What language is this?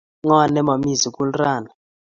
Kalenjin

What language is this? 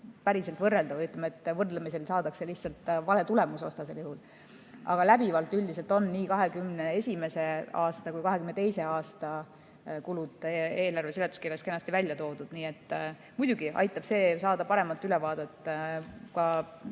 Estonian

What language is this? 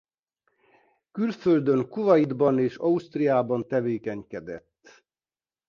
Hungarian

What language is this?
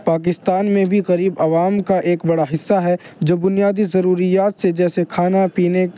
Urdu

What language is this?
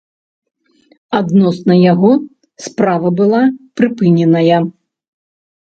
Belarusian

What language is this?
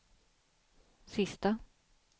Swedish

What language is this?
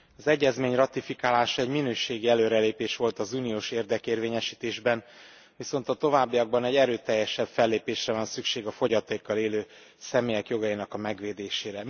Hungarian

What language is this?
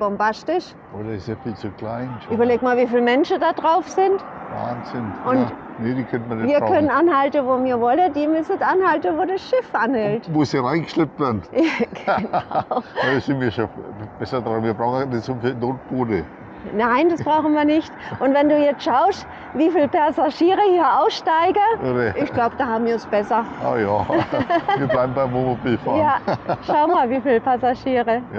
German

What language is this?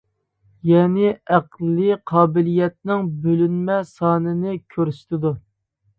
Uyghur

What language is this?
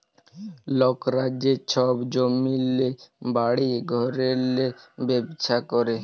Bangla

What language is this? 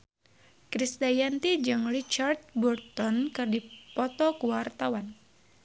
Sundanese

